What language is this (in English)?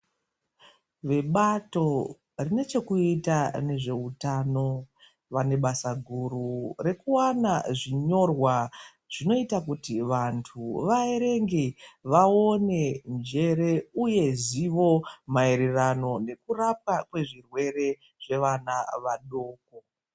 Ndau